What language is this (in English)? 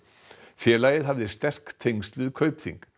Icelandic